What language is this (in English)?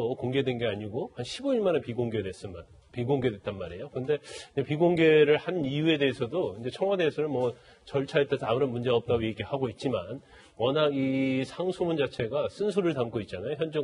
Korean